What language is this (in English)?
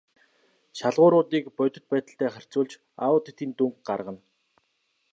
Mongolian